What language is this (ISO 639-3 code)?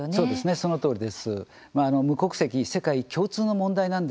jpn